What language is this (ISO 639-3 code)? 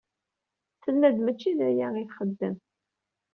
kab